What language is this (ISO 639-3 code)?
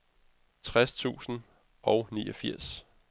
dan